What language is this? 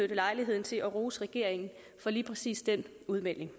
Danish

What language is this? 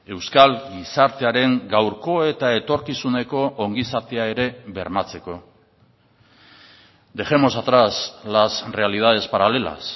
Basque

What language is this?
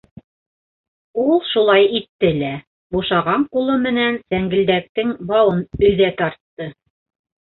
Bashkir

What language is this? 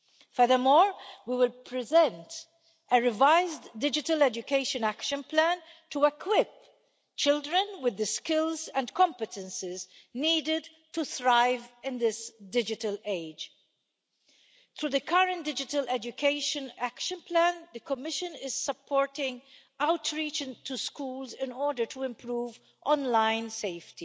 English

